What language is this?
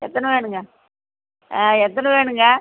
Tamil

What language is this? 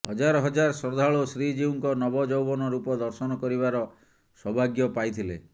Odia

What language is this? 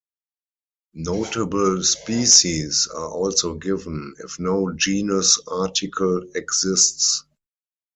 English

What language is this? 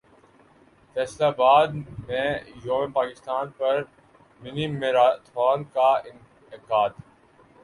Urdu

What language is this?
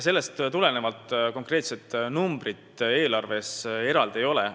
Estonian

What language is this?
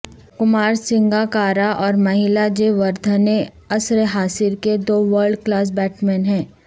Urdu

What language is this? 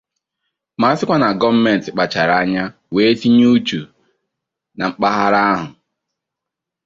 Igbo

